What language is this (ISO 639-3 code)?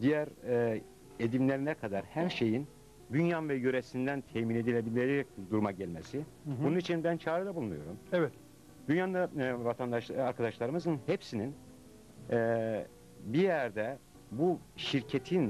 tur